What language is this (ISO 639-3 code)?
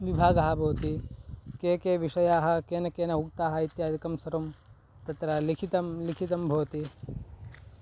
san